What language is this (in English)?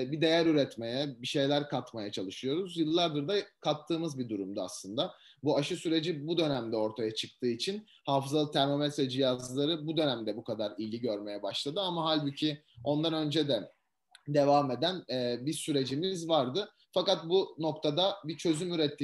Turkish